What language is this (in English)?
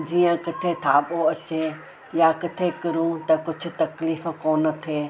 Sindhi